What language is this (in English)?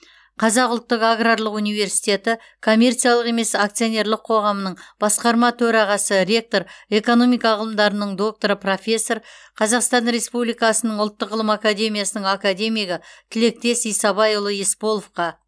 Kazakh